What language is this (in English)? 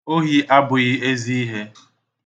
Igbo